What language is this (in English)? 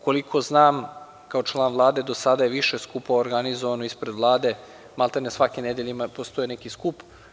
Serbian